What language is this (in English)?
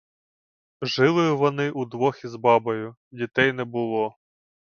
Ukrainian